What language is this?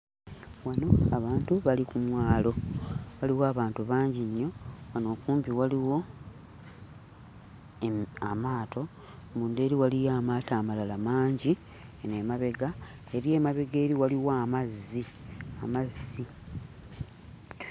Ganda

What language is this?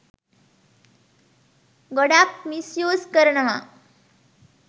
Sinhala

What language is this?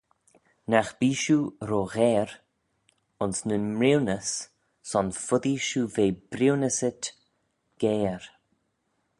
Manx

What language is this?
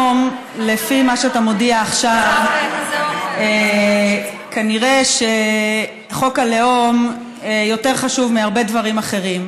Hebrew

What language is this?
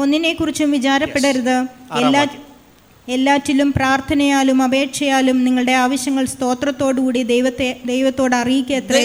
Malayalam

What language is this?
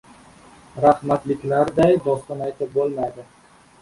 Uzbek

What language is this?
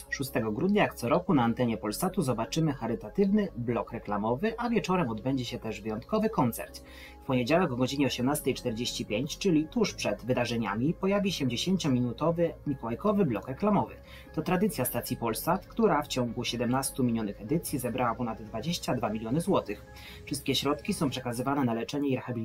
Polish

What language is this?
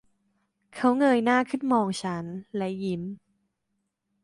Thai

